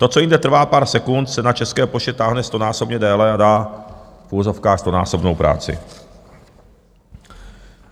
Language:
Czech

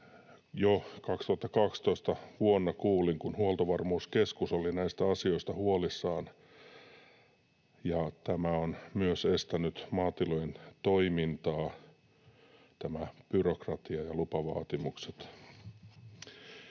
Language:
Finnish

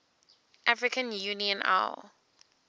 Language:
English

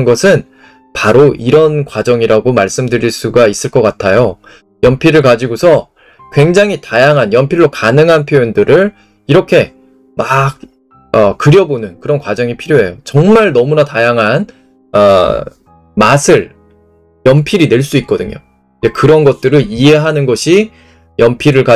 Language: Korean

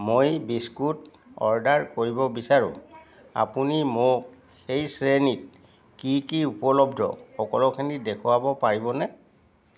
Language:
Assamese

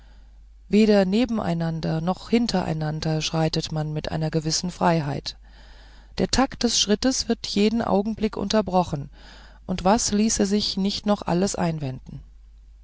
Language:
German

